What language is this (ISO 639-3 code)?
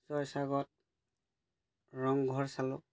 asm